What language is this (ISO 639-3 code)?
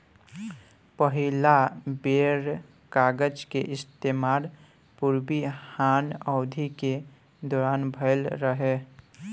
bho